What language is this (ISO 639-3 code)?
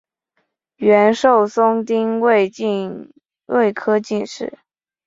zho